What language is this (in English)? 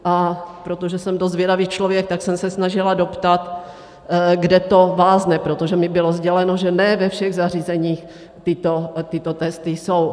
Czech